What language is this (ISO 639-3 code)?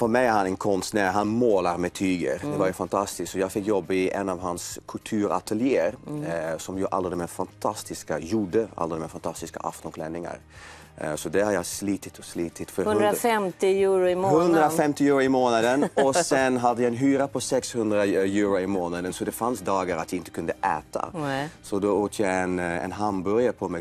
swe